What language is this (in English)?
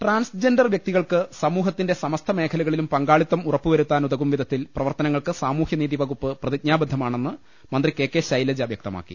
Malayalam